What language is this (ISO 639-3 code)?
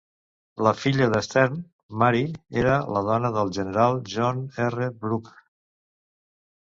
cat